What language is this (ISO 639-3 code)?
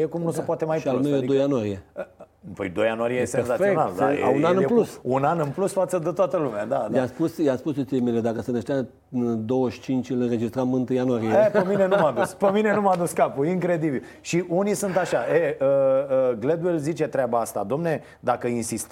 ron